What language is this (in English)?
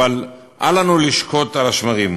Hebrew